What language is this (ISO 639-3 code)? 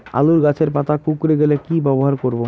ben